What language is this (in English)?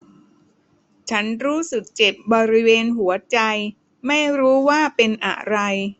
Thai